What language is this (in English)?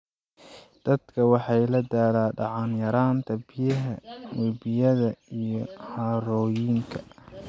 Somali